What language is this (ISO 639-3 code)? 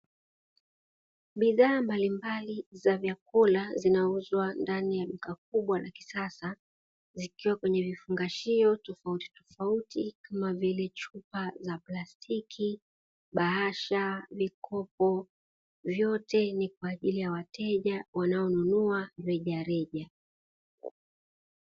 swa